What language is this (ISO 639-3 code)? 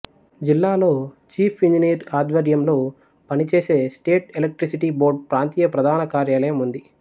tel